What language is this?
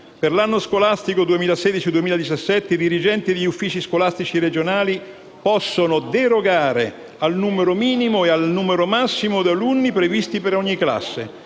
Italian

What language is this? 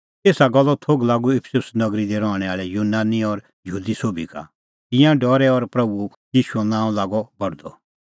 Kullu Pahari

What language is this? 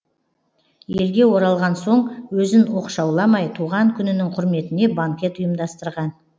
Kazakh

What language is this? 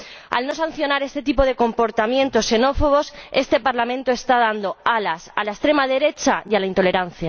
Spanish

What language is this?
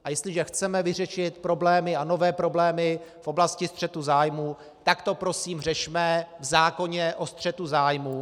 Czech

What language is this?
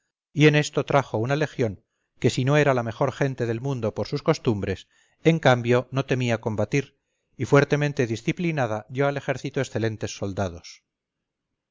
Spanish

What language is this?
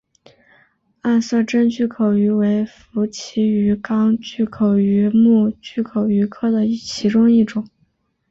Chinese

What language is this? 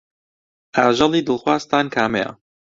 Central Kurdish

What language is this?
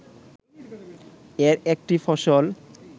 Bangla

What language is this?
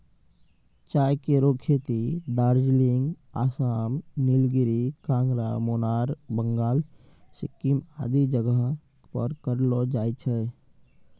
Maithili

